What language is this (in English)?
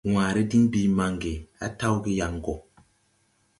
Tupuri